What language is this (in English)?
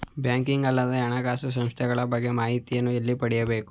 Kannada